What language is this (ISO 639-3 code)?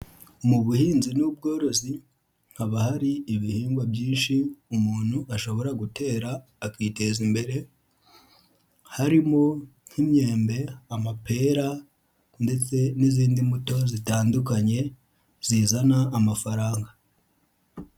kin